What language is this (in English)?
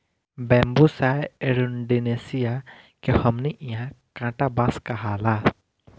Bhojpuri